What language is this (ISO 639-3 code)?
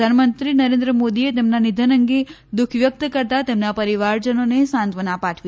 guj